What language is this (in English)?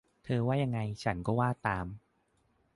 Thai